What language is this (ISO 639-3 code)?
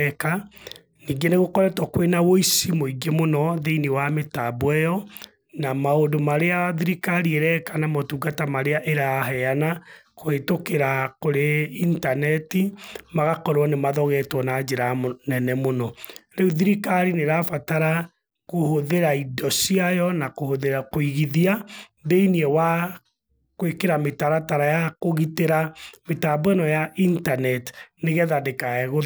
kik